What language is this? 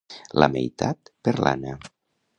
Catalan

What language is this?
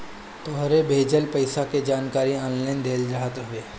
Bhojpuri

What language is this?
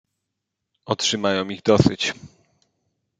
Polish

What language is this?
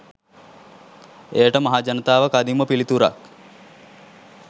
Sinhala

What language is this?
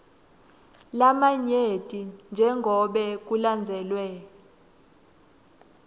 Swati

